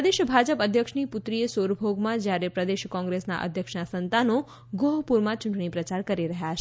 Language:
Gujarati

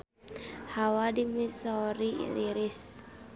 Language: Sundanese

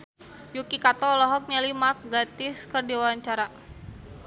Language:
Sundanese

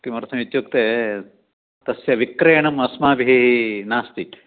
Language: Sanskrit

